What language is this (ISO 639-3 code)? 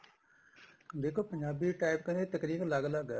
pan